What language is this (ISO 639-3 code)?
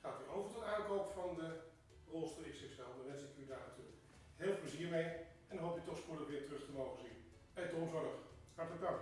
nld